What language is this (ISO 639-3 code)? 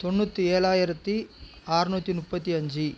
tam